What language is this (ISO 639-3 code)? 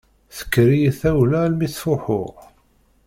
kab